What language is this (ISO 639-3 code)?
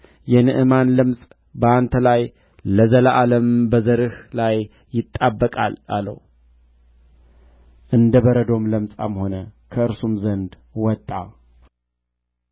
amh